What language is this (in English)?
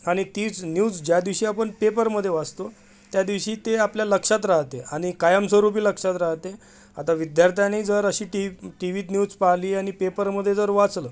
Marathi